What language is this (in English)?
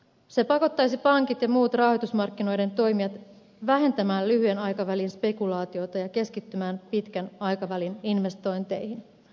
Finnish